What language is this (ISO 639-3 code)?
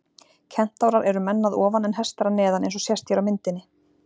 isl